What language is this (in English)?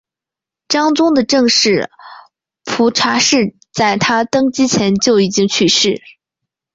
Chinese